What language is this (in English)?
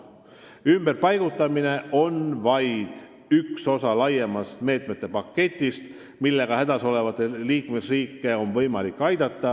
Estonian